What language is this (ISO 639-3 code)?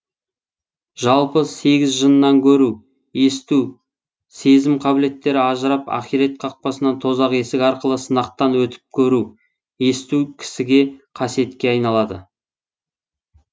kaz